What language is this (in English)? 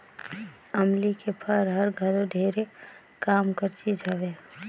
Chhattisgarhi